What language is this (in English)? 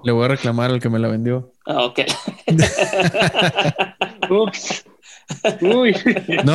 Spanish